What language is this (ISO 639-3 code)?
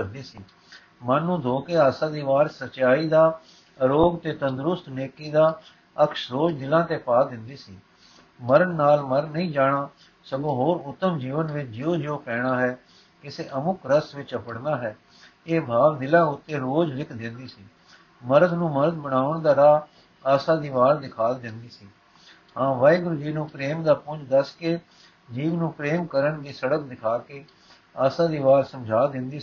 pan